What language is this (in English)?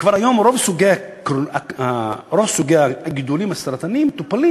Hebrew